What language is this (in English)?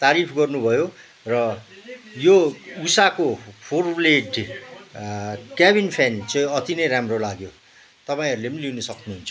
Nepali